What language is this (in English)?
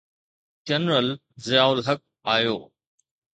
Sindhi